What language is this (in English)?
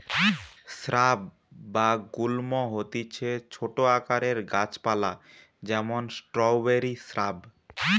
Bangla